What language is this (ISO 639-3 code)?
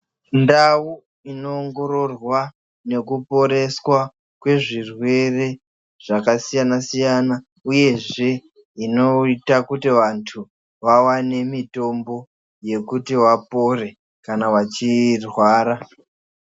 ndc